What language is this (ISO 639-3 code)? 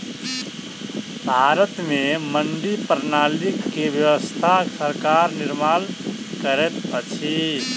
mai